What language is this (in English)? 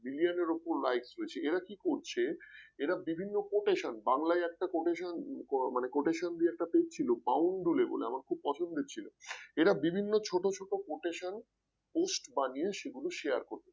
Bangla